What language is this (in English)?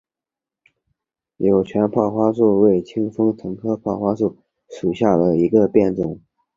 Chinese